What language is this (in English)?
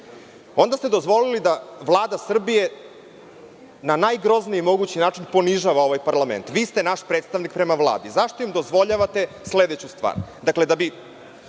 Serbian